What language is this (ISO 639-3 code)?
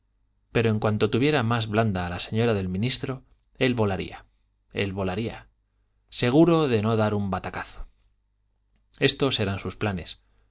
spa